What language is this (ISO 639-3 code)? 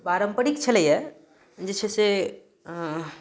mai